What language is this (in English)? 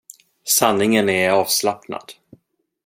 Swedish